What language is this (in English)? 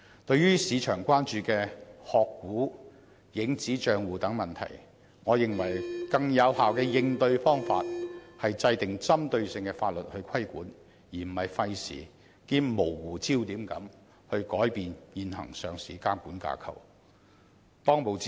Cantonese